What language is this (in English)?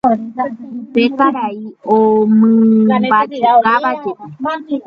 Guarani